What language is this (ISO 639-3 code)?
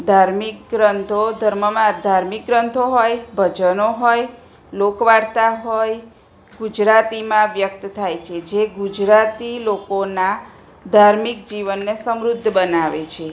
guj